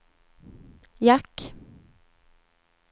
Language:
Swedish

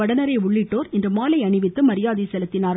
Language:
Tamil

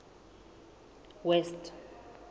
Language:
Southern Sotho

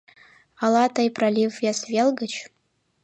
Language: Mari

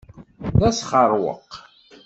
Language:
Kabyle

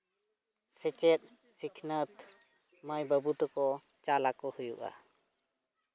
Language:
Santali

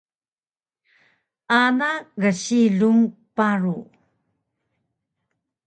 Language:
Taroko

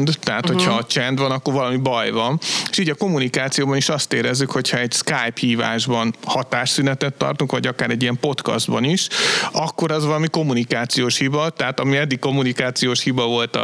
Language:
Hungarian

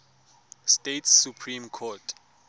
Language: Tswana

